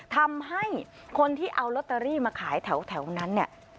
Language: Thai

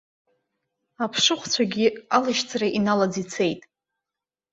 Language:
Abkhazian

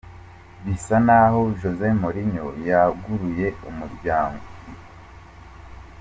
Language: Kinyarwanda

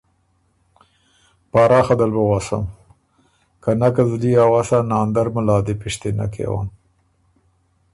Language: Ormuri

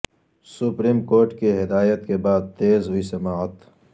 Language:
Urdu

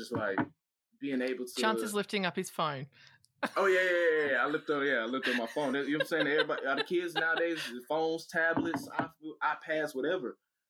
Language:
English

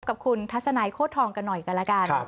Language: Thai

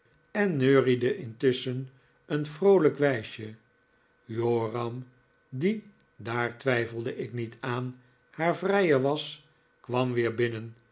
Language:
Dutch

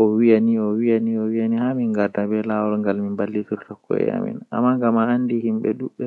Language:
Western Niger Fulfulde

